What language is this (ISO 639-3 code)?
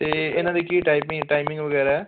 pan